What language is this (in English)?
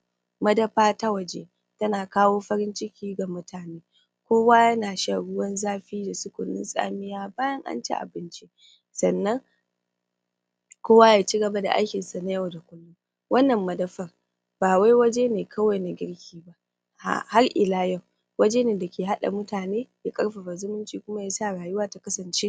Hausa